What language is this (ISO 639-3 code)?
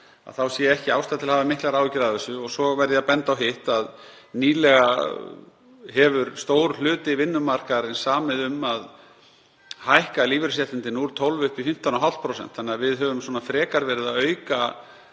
isl